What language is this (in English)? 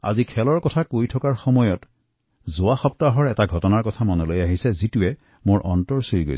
Assamese